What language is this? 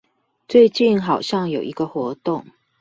Chinese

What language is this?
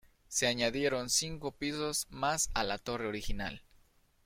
Spanish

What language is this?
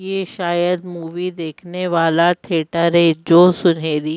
Hindi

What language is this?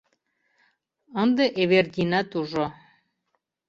Mari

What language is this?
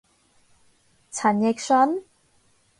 Cantonese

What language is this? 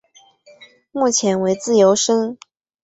Chinese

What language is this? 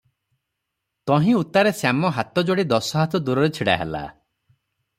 Odia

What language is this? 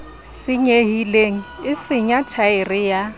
Southern Sotho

